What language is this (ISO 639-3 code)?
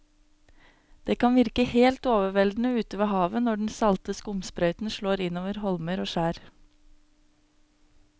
nor